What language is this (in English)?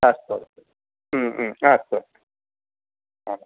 Sanskrit